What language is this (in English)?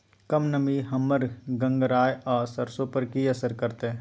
Maithili